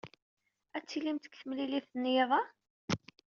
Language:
Kabyle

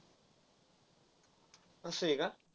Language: Marathi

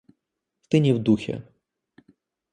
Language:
Russian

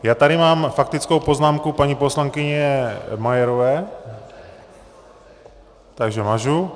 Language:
Czech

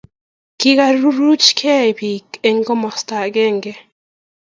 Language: Kalenjin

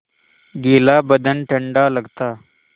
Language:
Hindi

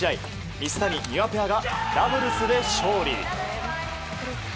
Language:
Japanese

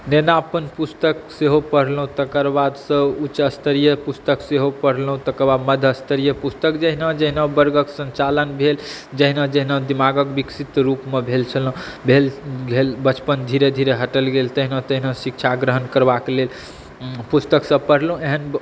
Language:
Maithili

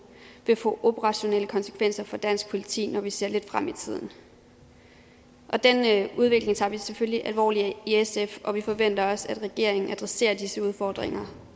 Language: Danish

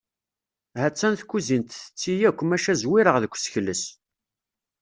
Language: Kabyle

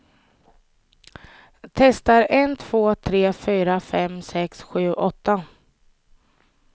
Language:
Swedish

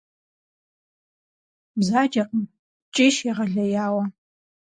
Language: Kabardian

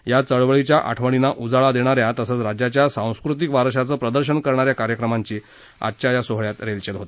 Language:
Marathi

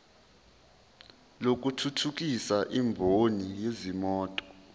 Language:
Zulu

